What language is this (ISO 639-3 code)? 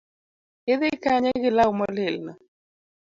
luo